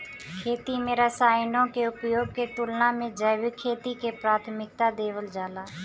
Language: Bhojpuri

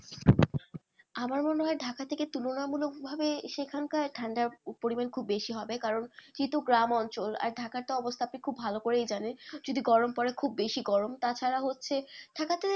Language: Bangla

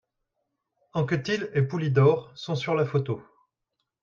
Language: French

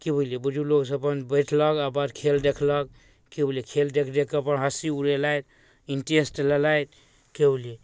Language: Maithili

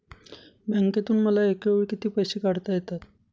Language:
Marathi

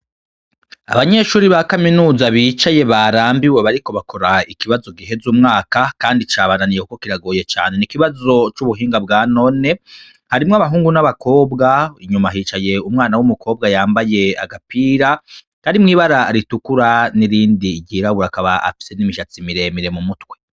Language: Rundi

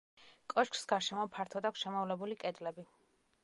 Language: Georgian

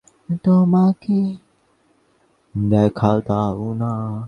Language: Bangla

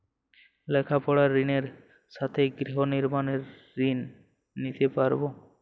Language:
Bangla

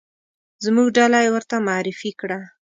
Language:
Pashto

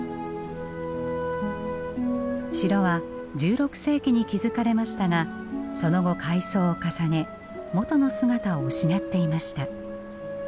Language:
Japanese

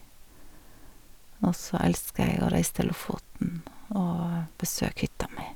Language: Norwegian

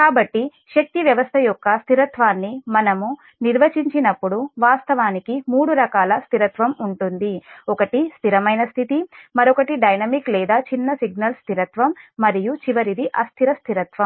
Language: Telugu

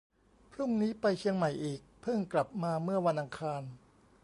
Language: Thai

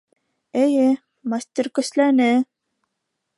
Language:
Bashkir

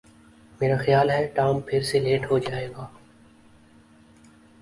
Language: Urdu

